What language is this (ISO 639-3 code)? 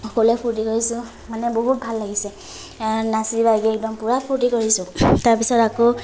asm